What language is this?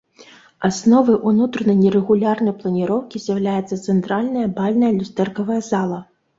Belarusian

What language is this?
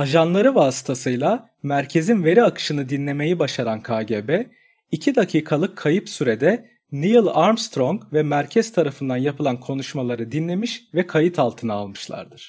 Turkish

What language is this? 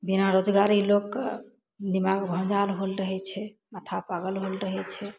Maithili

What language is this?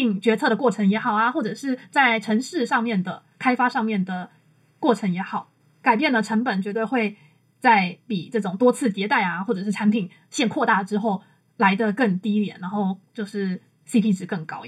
Chinese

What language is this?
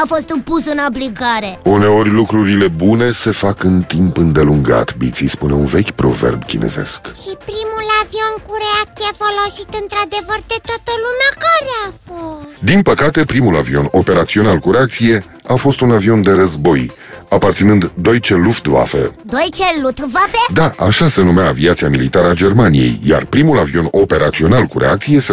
Romanian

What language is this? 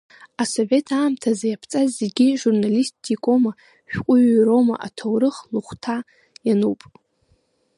Abkhazian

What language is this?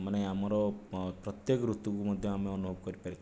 Odia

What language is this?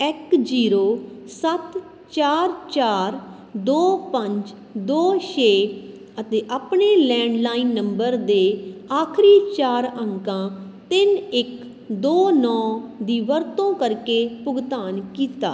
Punjabi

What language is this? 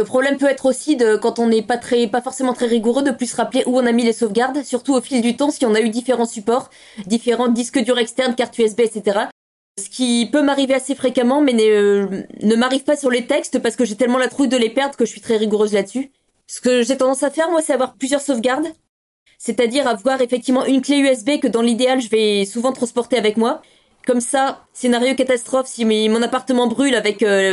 French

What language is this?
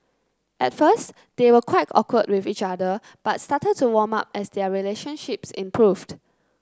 English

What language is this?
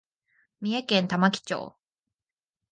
Japanese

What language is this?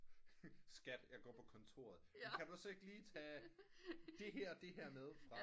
Danish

